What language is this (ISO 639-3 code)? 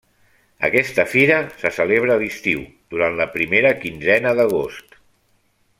cat